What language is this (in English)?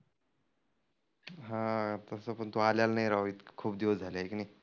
Marathi